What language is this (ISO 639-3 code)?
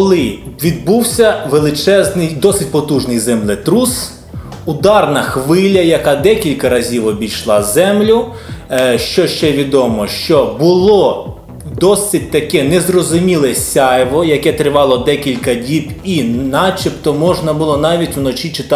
ukr